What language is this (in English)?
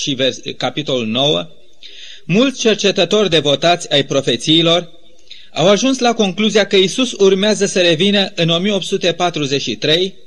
Romanian